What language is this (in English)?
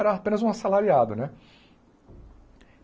Portuguese